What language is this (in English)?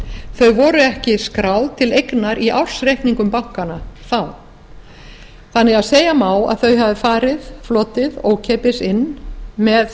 Icelandic